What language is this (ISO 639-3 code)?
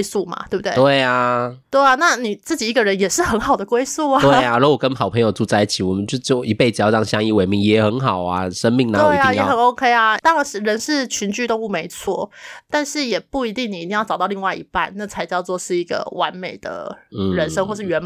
zho